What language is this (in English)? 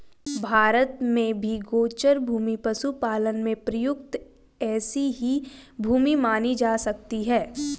Hindi